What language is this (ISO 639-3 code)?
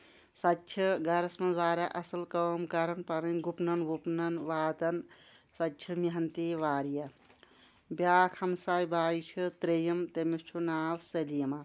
kas